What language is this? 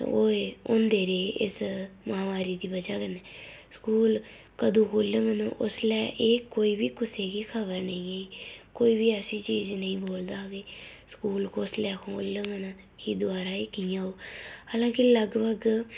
Dogri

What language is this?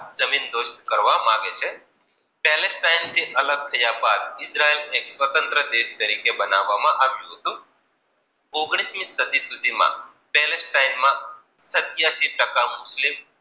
Gujarati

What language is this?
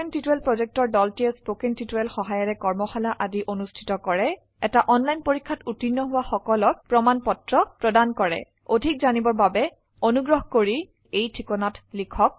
Assamese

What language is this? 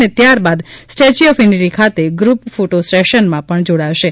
Gujarati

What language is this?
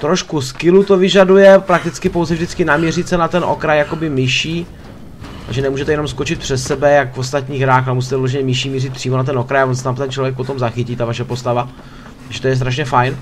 Czech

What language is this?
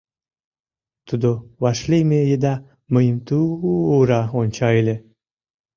Mari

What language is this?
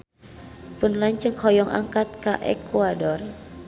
Sundanese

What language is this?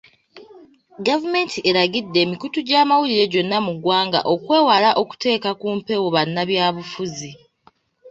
Ganda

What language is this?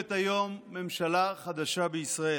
Hebrew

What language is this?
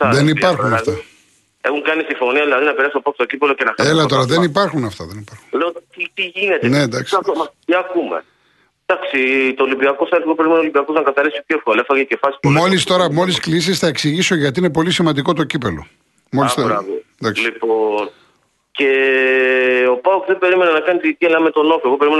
Greek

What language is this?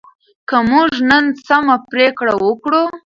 Pashto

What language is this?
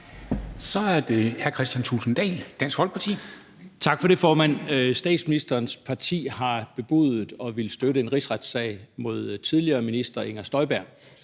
Danish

